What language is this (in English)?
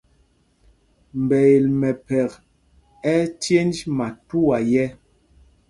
Mpumpong